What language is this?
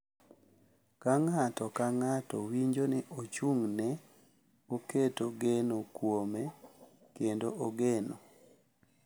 Luo (Kenya and Tanzania)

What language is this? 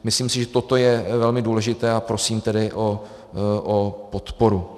Czech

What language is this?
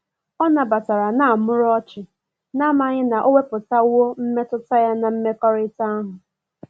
Igbo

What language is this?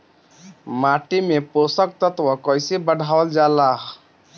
Bhojpuri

